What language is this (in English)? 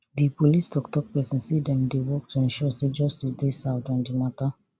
Nigerian Pidgin